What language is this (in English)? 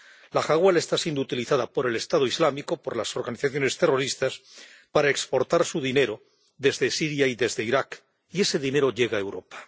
Spanish